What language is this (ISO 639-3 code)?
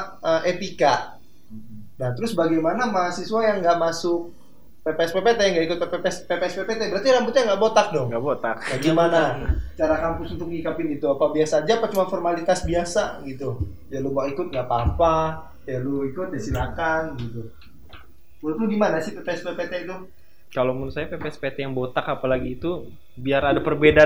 ind